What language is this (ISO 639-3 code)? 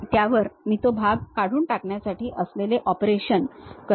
mar